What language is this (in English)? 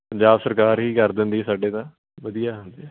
Punjabi